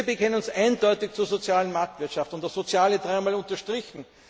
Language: German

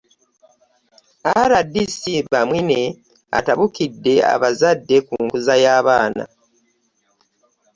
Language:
Ganda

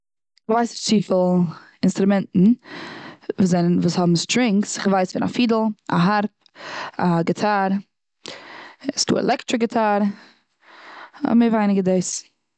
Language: Yiddish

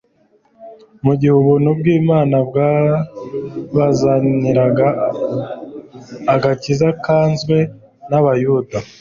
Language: Kinyarwanda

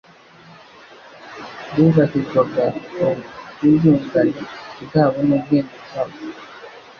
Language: Kinyarwanda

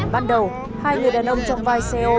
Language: Vietnamese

